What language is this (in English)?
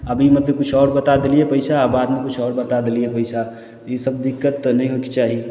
Maithili